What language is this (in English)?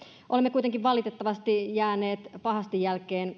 Finnish